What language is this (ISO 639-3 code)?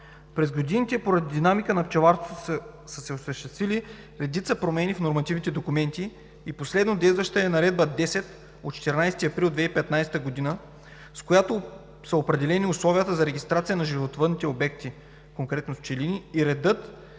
bul